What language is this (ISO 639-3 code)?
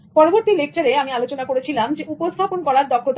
ben